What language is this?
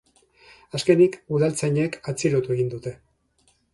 Basque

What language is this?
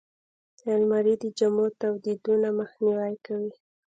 Pashto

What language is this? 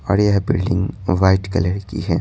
Hindi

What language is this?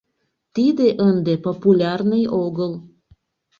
Mari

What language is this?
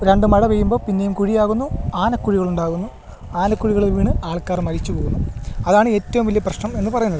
Malayalam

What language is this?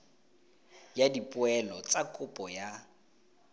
Tswana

